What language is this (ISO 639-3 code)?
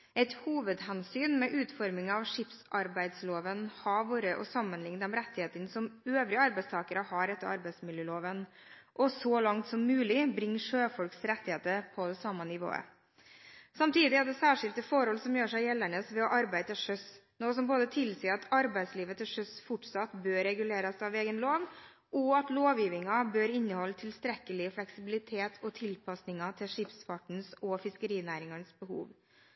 nob